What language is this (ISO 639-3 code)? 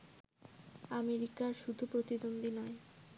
ben